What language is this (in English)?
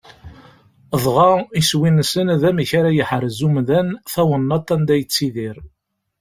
Kabyle